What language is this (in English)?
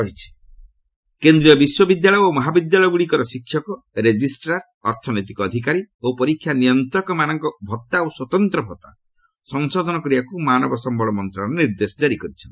Odia